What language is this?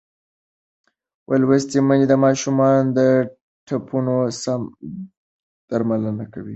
Pashto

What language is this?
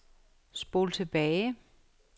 Danish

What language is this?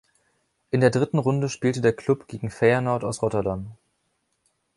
German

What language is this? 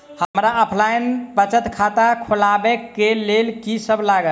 Maithili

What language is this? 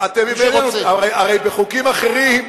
Hebrew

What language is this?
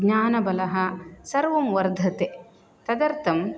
Sanskrit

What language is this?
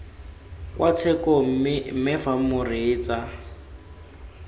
Tswana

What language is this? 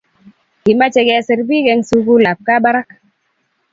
Kalenjin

